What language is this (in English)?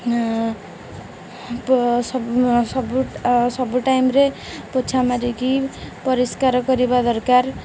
Odia